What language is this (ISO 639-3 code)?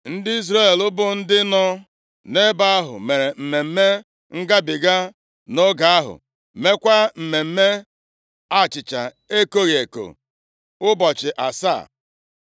ibo